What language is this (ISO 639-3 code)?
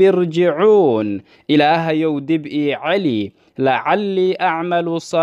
ara